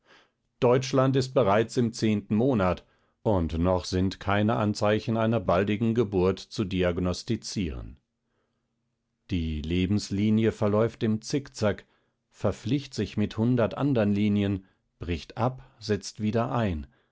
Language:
German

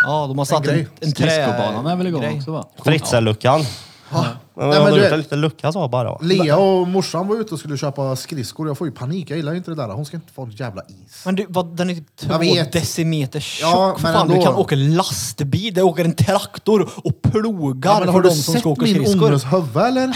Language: Swedish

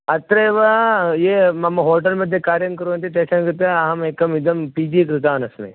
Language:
Sanskrit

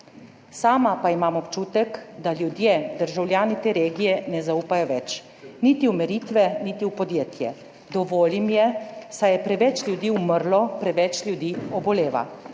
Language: Slovenian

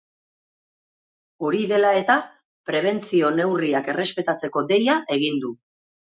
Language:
Basque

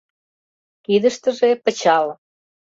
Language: Mari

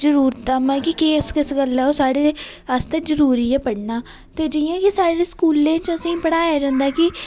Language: Dogri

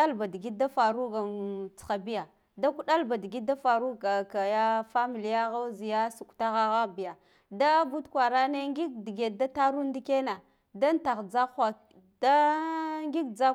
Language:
Guduf-Gava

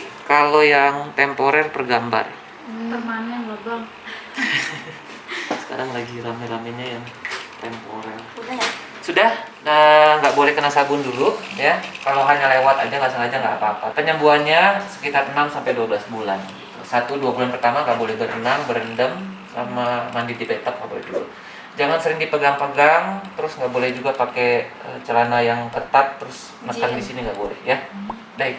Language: Indonesian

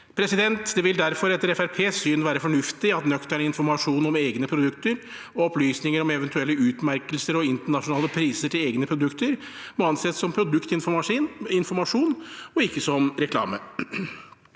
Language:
Norwegian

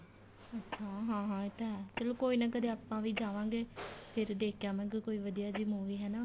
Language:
Punjabi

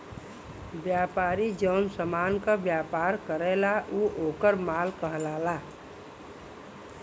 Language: Bhojpuri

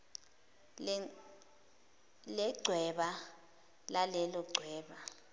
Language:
Zulu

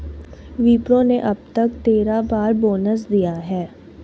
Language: Hindi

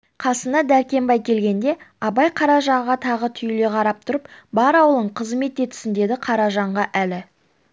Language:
Kazakh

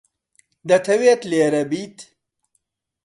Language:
Central Kurdish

